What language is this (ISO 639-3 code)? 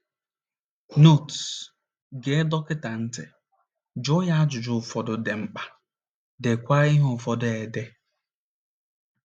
ibo